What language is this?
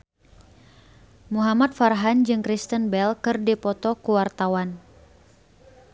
Sundanese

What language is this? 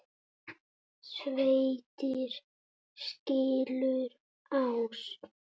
Icelandic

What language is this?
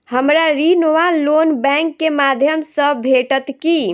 Maithili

